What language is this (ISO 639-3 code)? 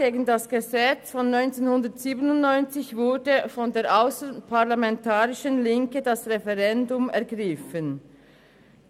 gsw